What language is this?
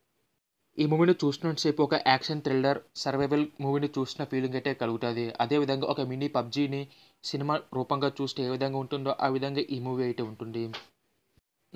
Hindi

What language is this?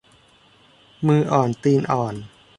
Thai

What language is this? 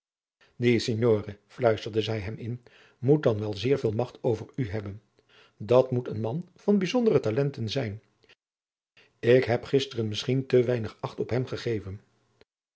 Dutch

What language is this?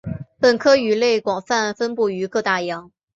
Chinese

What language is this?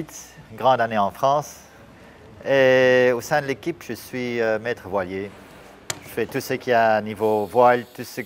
French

